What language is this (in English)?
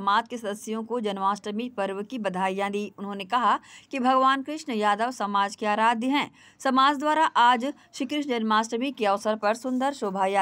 Hindi